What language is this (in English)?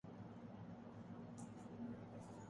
Urdu